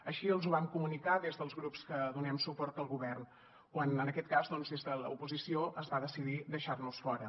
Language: Catalan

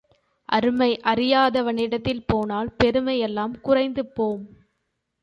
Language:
Tamil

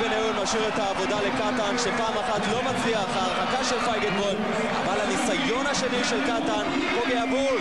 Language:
Hebrew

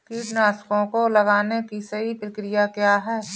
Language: Hindi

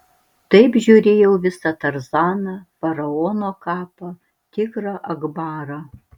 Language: Lithuanian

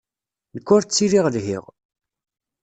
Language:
Kabyle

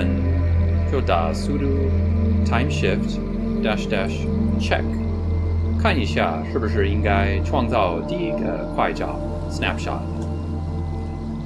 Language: Chinese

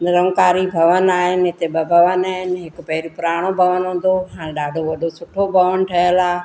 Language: Sindhi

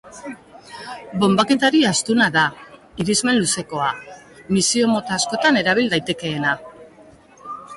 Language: Basque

